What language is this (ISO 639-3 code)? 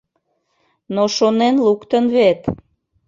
chm